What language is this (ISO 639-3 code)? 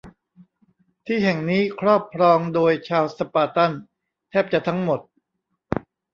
tha